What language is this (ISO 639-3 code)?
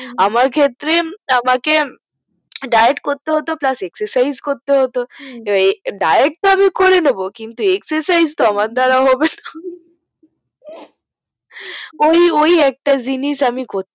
ben